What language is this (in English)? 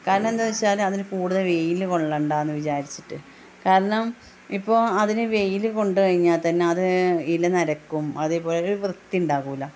Malayalam